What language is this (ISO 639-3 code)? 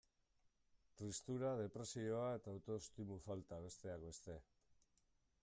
eus